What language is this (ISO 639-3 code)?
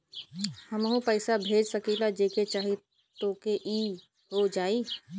bho